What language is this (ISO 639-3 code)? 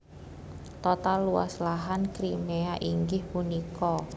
jav